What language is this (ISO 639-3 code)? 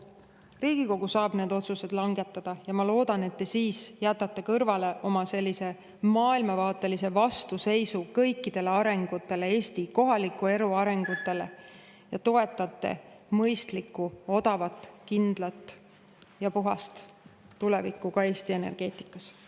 est